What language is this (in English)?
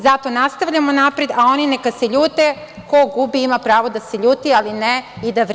Serbian